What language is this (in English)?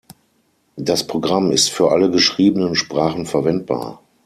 German